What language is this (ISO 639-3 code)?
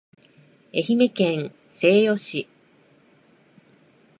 jpn